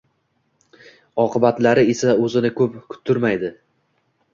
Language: Uzbek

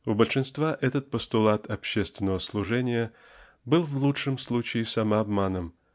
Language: Russian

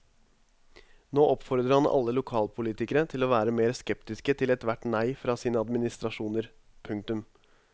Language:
Norwegian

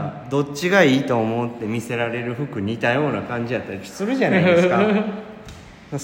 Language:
Japanese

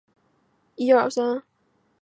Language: Chinese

